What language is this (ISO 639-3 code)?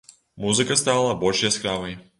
bel